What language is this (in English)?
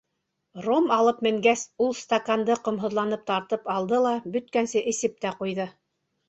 Bashkir